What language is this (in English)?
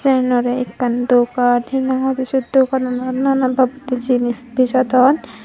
Chakma